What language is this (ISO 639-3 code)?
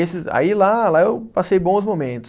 por